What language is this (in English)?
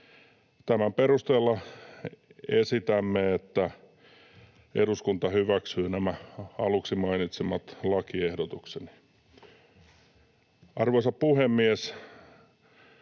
Finnish